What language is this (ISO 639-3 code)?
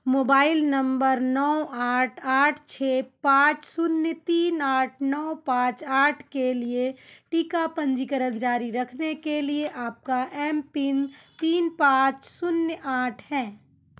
hin